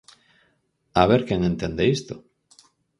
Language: Galician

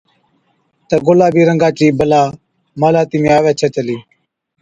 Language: Od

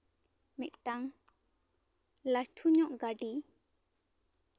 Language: Santali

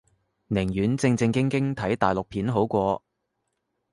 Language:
Cantonese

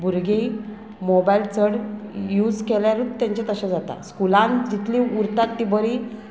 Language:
Konkani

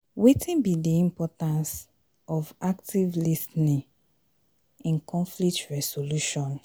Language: Nigerian Pidgin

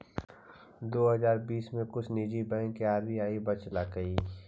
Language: Magahi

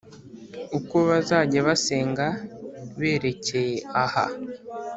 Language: Kinyarwanda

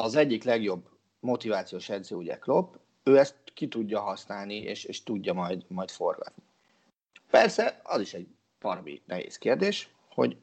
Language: Hungarian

